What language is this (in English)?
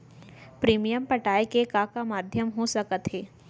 Chhattisgarhi